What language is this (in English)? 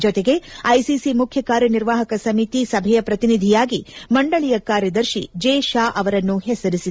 Kannada